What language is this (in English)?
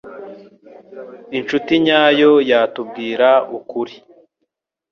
Kinyarwanda